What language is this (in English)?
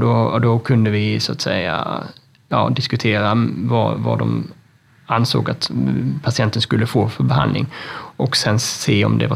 Swedish